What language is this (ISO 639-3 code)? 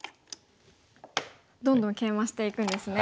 jpn